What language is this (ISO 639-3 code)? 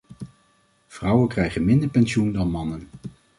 nld